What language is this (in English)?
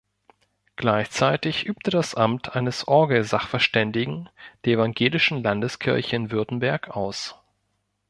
German